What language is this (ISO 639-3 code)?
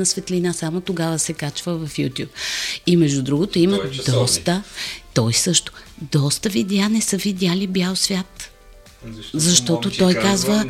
bul